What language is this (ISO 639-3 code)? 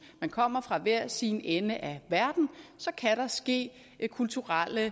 dan